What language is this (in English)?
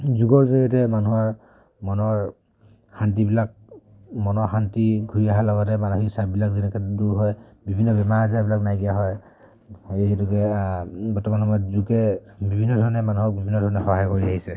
Assamese